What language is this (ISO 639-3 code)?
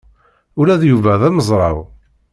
kab